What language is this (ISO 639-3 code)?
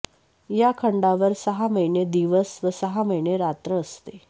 mar